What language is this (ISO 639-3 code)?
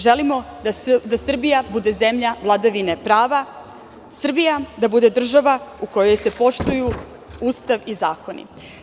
srp